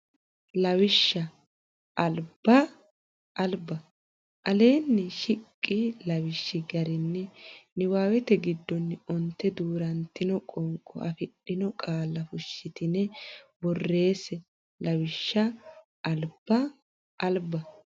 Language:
Sidamo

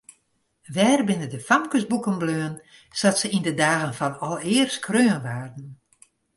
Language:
Western Frisian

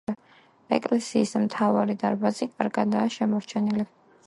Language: Georgian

